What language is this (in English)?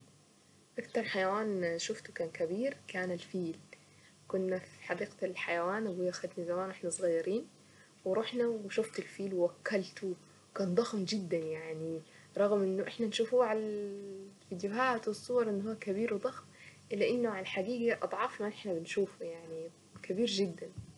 Saidi Arabic